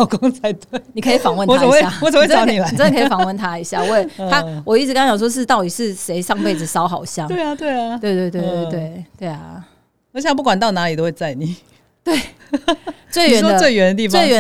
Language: Chinese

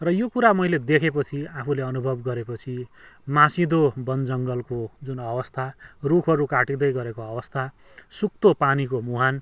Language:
Nepali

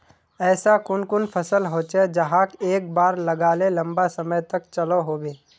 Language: Magahi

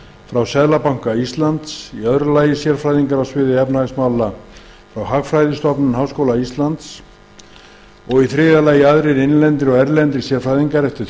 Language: Icelandic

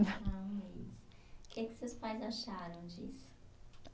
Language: Portuguese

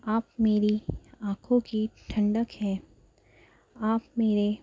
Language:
Urdu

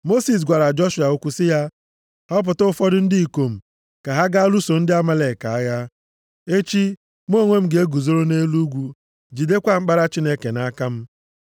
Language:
Igbo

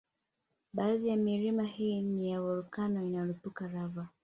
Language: Swahili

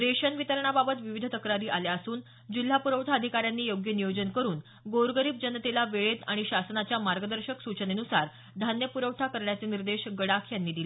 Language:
Marathi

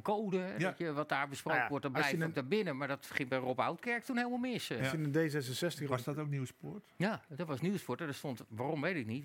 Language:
Dutch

